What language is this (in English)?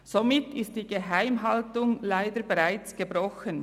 Swiss German